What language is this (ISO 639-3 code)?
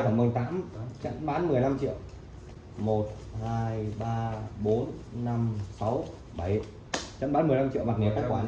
vie